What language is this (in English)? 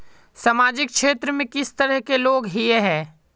Magahi